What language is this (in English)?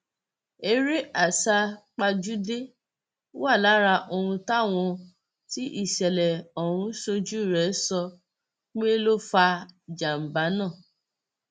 Yoruba